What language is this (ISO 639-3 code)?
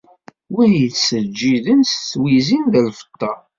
kab